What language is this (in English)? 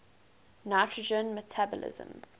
English